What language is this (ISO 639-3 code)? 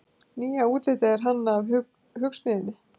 isl